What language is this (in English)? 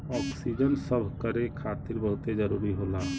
Bhojpuri